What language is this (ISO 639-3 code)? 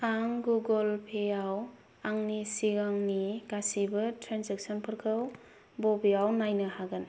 brx